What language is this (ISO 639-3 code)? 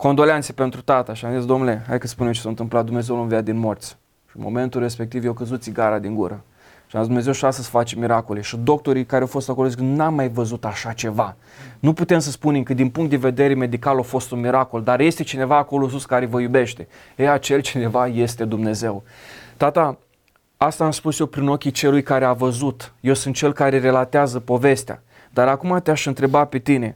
ron